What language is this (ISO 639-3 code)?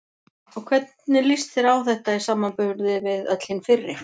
isl